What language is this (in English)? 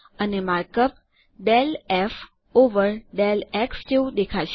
Gujarati